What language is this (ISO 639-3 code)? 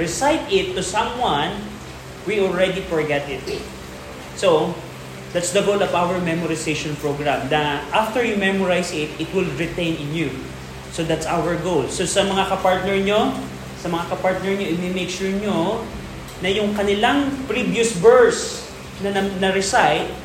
fil